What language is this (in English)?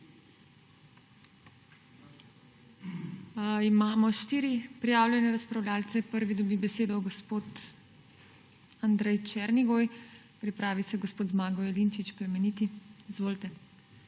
Slovenian